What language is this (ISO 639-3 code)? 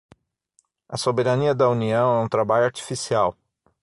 por